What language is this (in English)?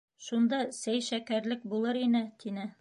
Bashkir